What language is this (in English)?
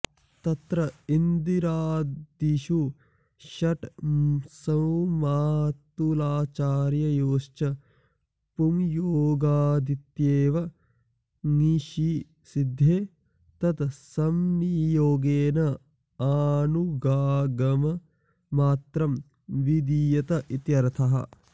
Sanskrit